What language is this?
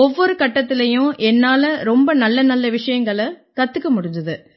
Tamil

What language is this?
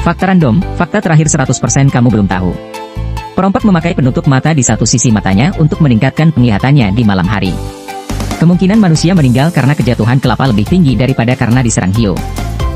Indonesian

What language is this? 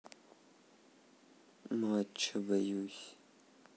Russian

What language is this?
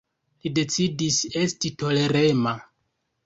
Esperanto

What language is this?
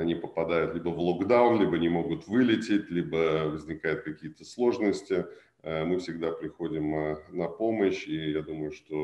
Russian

